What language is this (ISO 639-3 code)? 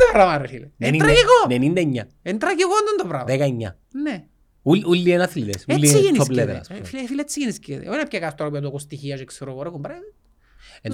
ell